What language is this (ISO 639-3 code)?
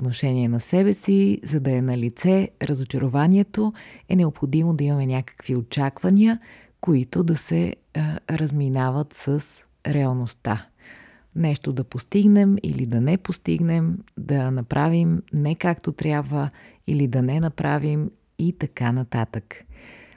bul